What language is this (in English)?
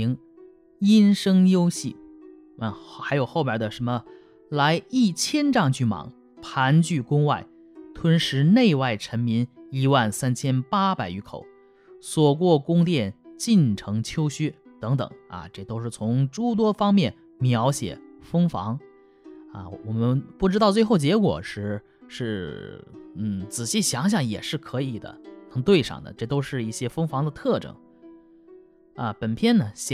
Chinese